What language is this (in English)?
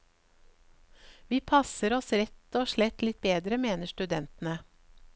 Norwegian